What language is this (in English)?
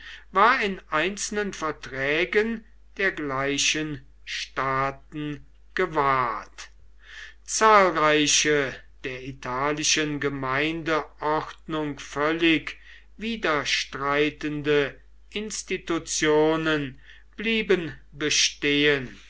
German